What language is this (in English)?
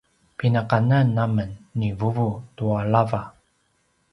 Paiwan